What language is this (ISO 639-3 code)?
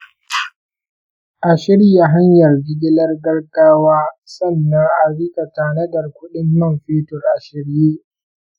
hau